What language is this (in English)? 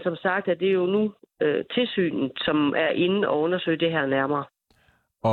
Danish